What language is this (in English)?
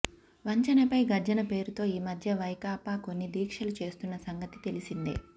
Telugu